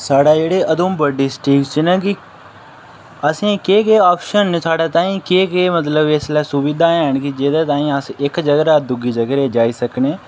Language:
Dogri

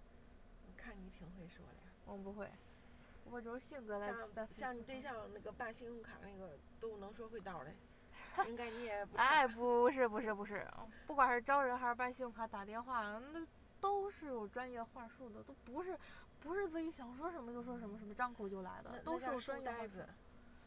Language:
Chinese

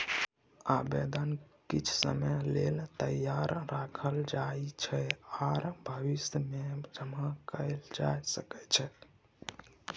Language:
Maithili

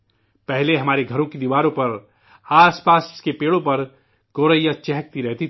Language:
Urdu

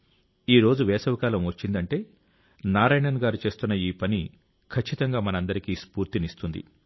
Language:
Telugu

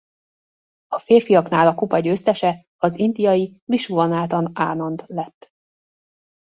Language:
Hungarian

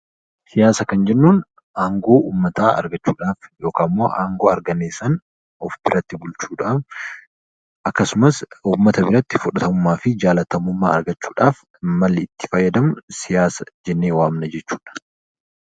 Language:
Oromo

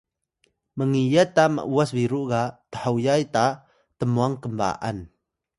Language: Atayal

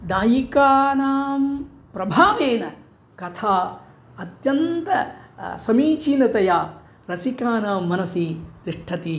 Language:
Sanskrit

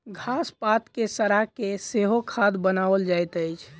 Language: Maithili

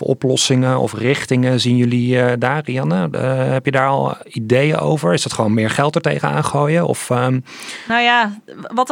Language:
Dutch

